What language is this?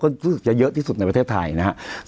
Thai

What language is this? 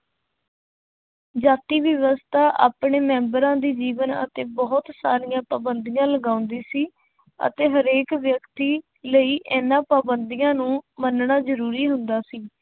Punjabi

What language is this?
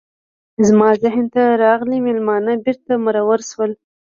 Pashto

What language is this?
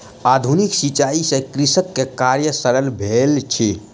Maithili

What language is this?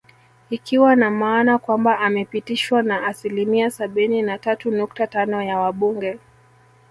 Swahili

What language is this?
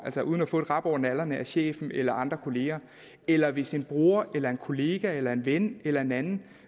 Danish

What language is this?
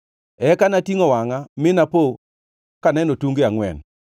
Luo (Kenya and Tanzania)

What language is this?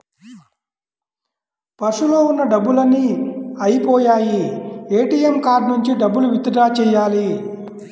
Telugu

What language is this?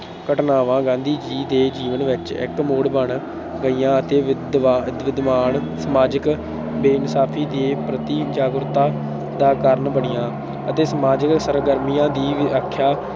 Punjabi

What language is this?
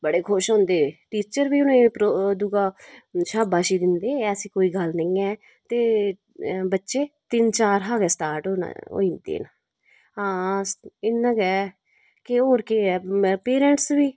Dogri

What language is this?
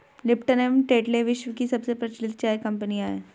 Hindi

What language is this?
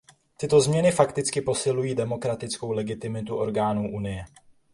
Czech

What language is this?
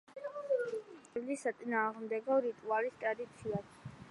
Georgian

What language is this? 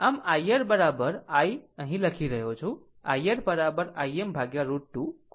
Gujarati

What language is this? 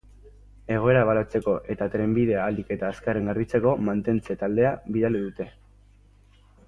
Basque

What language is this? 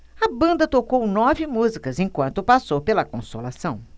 Portuguese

